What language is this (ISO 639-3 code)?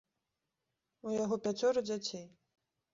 bel